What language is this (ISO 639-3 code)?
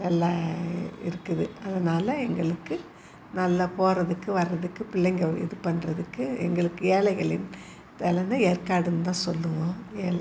tam